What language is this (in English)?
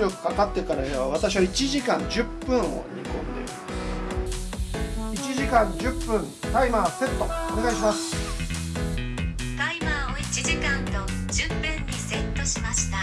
Japanese